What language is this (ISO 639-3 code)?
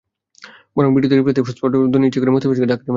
ben